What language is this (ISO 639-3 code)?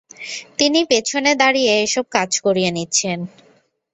ben